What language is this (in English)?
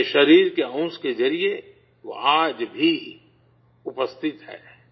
Urdu